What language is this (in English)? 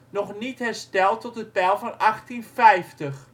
Dutch